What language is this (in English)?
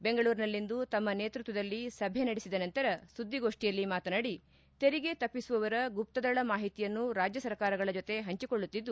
Kannada